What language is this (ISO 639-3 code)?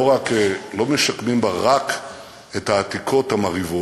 heb